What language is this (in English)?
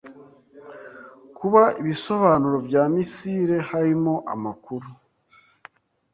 Kinyarwanda